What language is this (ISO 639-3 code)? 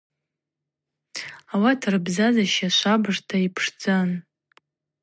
abq